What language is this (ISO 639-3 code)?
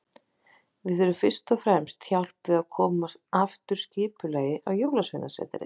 isl